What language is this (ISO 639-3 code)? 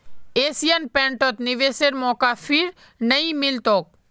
mag